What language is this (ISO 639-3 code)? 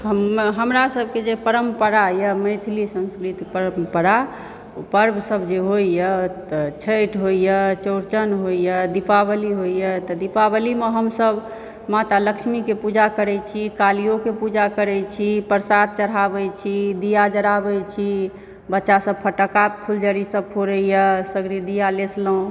mai